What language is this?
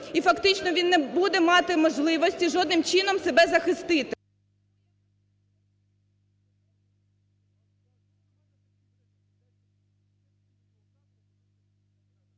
Ukrainian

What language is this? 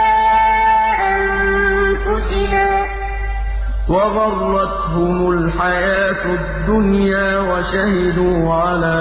Arabic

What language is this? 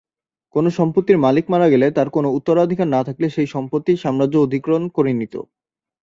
Bangla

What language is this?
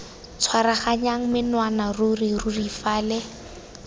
Tswana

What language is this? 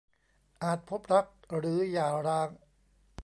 Thai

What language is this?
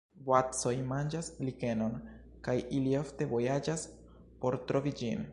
Esperanto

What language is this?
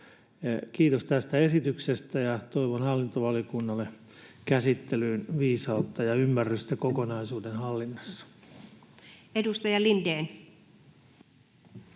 Finnish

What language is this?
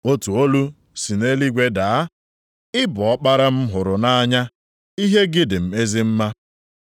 Igbo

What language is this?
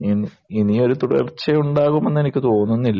Malayalam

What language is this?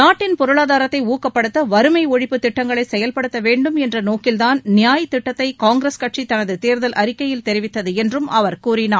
Tamil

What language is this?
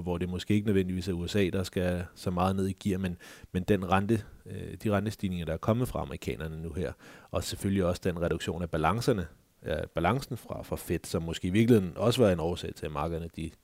Danish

